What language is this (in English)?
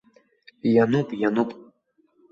Abkhazian